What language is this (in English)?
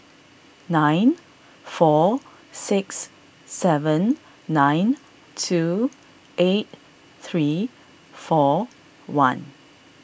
English